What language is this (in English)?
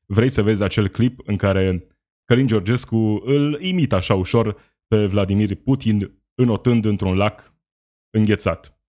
Romanian